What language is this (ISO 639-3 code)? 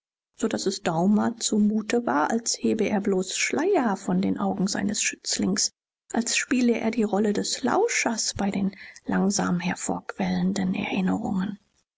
deu